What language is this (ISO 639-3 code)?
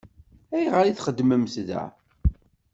kab